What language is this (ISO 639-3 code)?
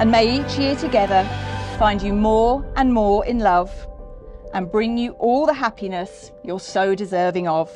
eng